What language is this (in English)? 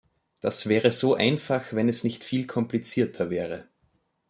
German